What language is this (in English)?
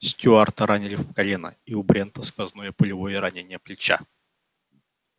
Russian